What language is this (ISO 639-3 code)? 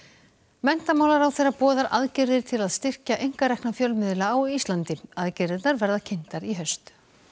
isl